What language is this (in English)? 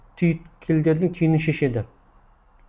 Kazakh